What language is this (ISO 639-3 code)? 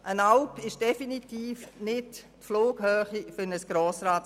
gsw